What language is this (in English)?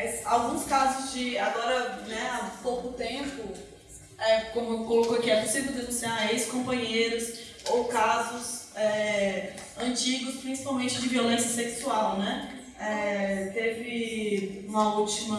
Portuguese